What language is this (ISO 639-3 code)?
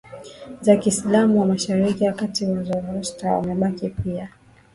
swa